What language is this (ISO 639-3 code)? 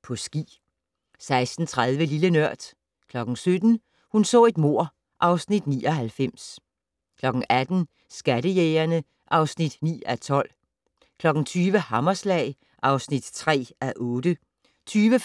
dan